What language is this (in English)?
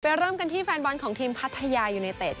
Thai